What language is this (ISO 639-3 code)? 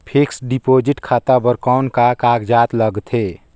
hne